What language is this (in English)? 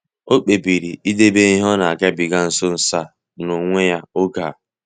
Igbo